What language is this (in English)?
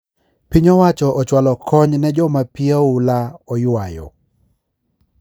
Luo (Kenya and Tanzania)